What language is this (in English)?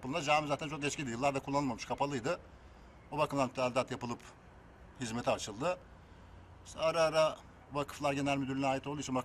Turkish